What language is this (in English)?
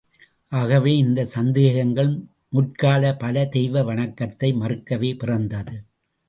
Tamil